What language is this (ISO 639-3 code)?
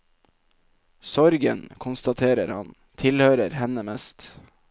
nor